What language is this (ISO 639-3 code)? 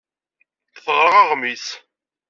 kab